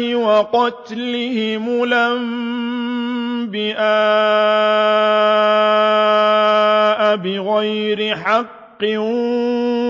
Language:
Arabic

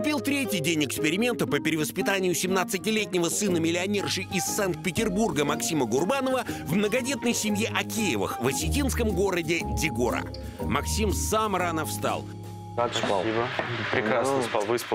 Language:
Russian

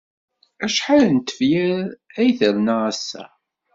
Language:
Kabyle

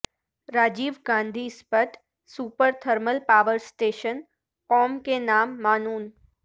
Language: Urdu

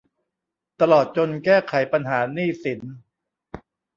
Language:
Thai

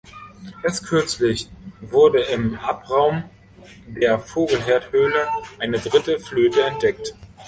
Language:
German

